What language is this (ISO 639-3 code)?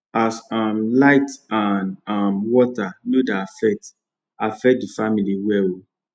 pcm